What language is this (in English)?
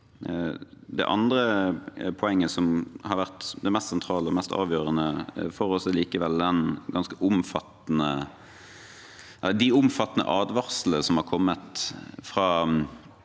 Norwegian